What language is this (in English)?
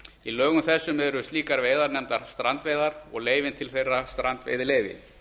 Icelandic